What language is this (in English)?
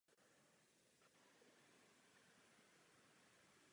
Czech